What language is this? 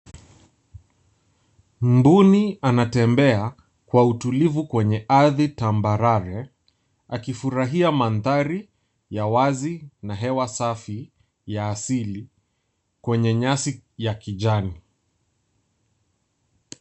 Swahili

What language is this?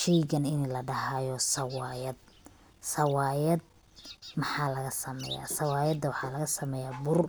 Somali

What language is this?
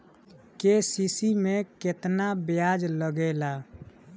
Bhojpuri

